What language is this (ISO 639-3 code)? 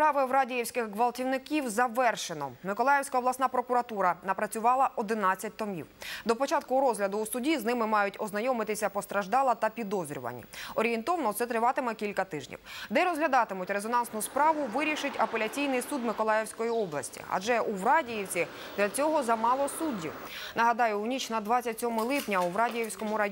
ukr